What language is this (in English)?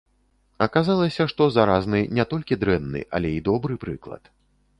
Belarusian